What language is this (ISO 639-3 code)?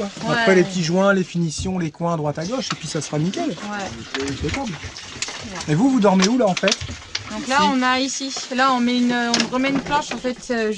fra